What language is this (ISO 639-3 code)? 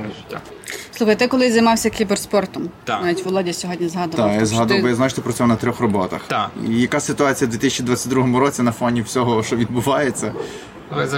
ukr